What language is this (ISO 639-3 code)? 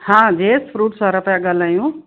snd